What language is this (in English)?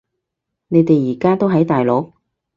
Cantonese